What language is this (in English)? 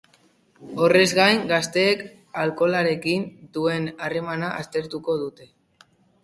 Basque